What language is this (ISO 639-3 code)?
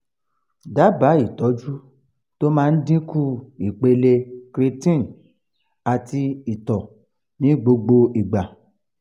yor